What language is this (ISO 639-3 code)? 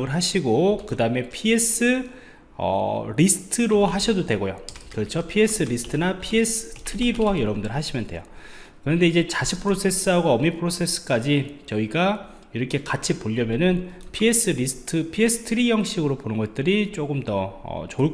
kor